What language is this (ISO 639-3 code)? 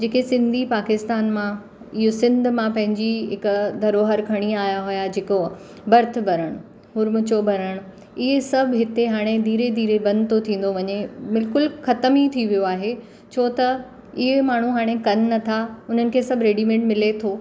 snd